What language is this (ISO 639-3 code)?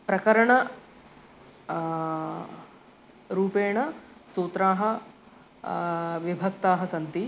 san